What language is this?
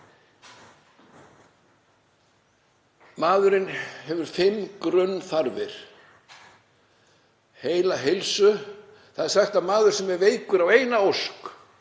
Icelandic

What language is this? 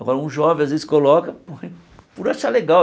Portuguese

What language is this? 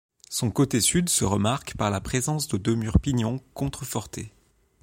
French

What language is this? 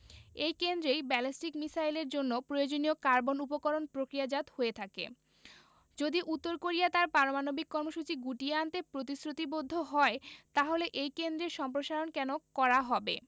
Bangla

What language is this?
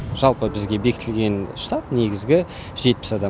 Kazakh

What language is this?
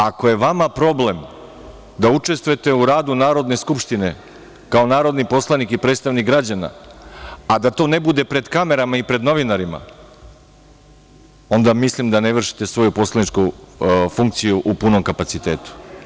Serbian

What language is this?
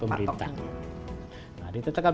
Indonesian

